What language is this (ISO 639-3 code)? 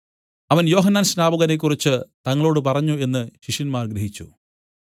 mal